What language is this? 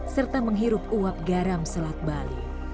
Indonesian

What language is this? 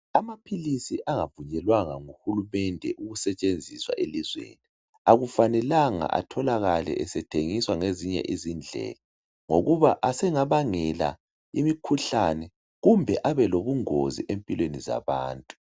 North Ndebele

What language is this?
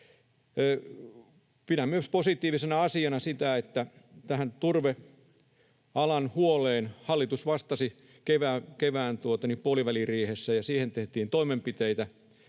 Finnish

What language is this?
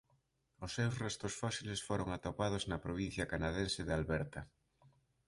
Galician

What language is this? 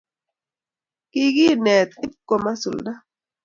Kalenjin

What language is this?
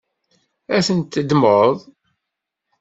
Kabyle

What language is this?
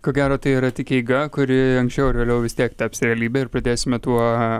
Lithuanian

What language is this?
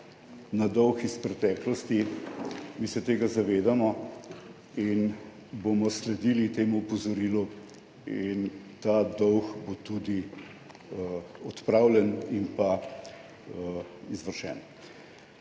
Slovenian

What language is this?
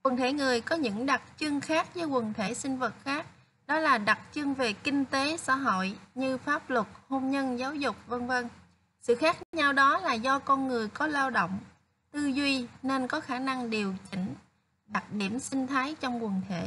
Vietnamese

